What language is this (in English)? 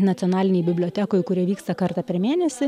Lithuanian